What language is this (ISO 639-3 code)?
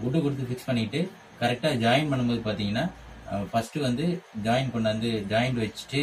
tam